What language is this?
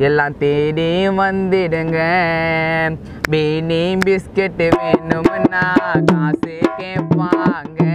Thai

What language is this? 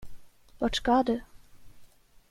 Swedish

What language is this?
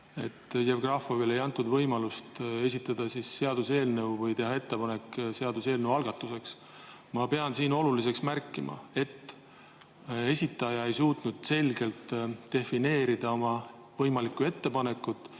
Estonian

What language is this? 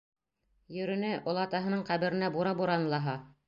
Bashkir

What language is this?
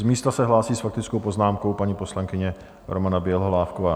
Czech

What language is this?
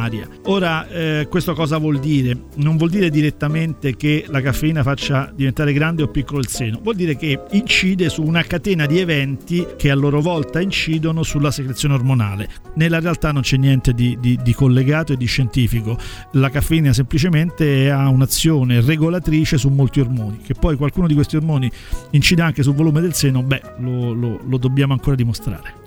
Italian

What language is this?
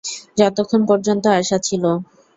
Bangla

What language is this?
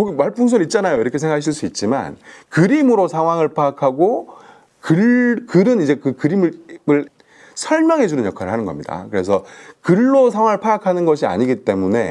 Korean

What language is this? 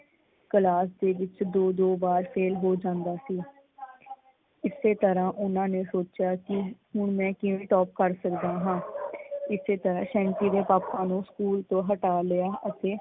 Punjabi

